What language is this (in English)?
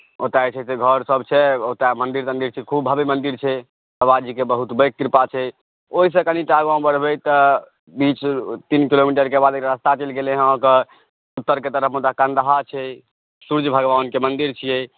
Maithili